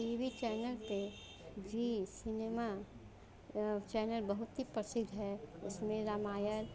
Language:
Hindi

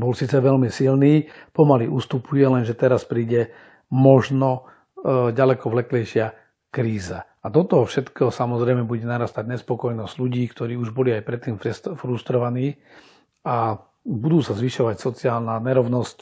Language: Slovak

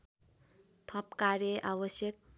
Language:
Nepali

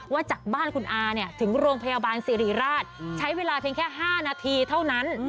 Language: Thai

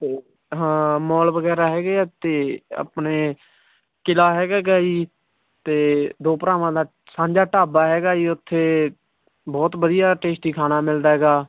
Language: Punjabi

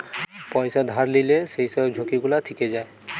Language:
Bangla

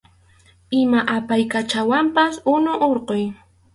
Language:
Arequipa-La Unión Quechua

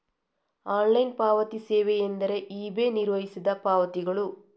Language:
Kannada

